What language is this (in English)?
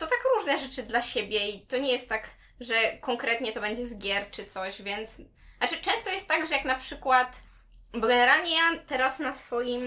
Polish